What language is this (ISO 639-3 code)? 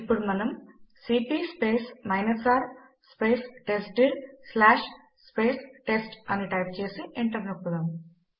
tel